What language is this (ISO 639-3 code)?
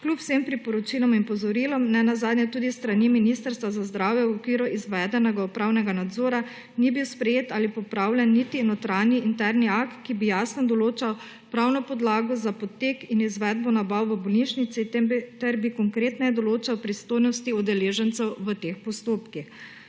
slv